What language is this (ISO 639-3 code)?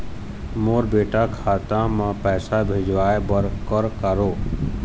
hne